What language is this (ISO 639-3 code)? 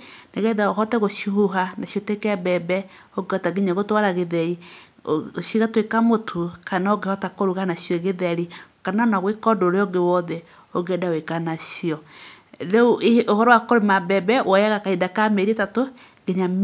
kik